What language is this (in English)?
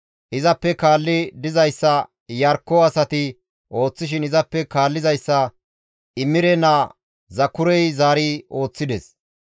Gamo